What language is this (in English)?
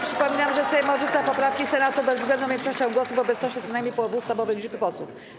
Polish